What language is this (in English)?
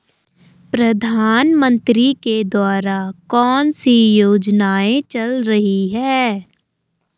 Hindi